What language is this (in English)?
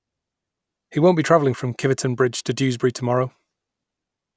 English